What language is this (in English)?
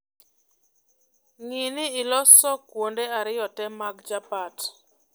Luo (Kenya and Tanzania)